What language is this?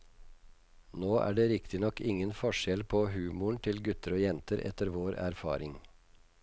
Norwegian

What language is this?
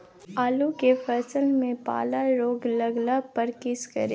Maithili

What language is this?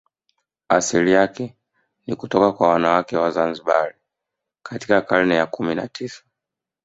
Swahili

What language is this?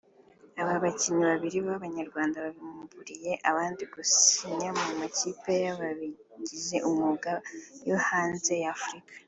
Kinyarwanda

